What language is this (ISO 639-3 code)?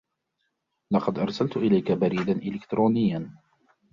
ara